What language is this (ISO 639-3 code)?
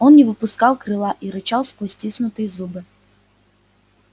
rus